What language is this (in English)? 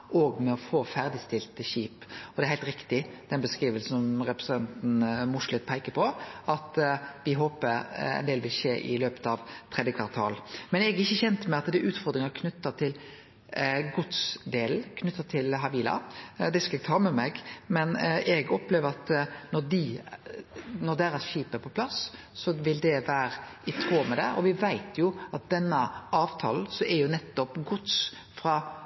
Norwegian